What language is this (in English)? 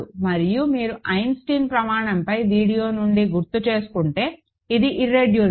Telugu